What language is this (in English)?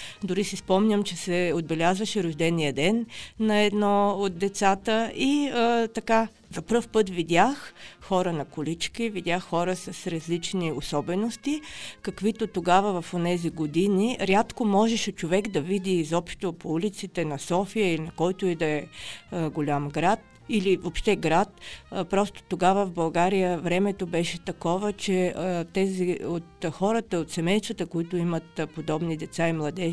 Bulgarian